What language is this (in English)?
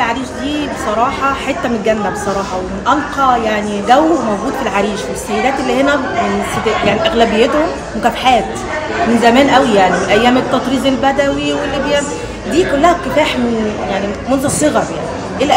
Arabic